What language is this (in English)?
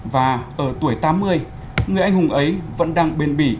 Vietnamese